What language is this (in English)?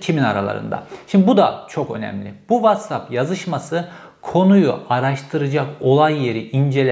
Turkish